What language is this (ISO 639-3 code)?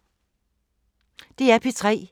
dan